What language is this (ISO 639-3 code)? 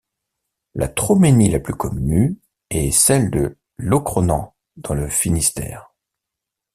fra